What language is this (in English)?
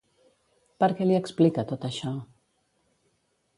Catalan